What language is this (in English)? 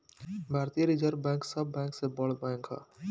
Bhojpuri